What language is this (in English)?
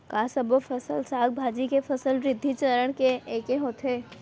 Chhattisgarhi